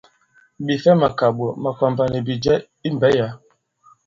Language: Bankon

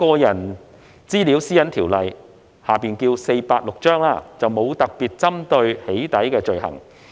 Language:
Cantonese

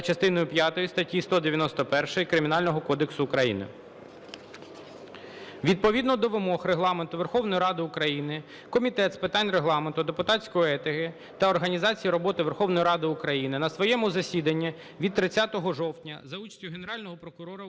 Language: Ukrainian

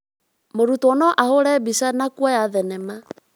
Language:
Kikuyu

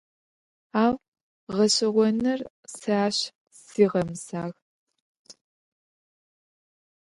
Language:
Adyghe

